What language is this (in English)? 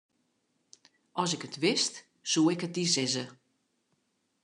Western Frisian